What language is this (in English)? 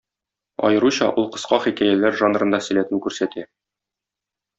Tatar